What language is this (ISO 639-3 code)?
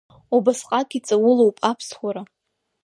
abk